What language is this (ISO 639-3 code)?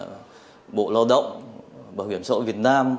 vie